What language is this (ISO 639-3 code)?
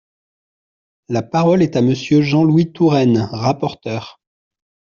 fra